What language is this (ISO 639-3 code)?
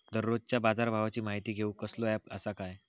mar